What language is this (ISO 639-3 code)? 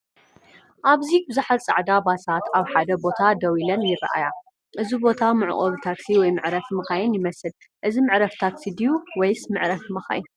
tir